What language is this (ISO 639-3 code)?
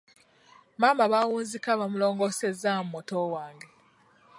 lug